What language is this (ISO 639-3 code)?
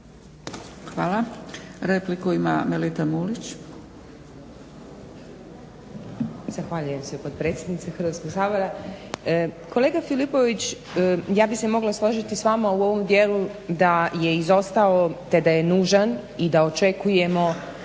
hrv